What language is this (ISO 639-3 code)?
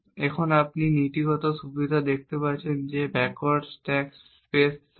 ben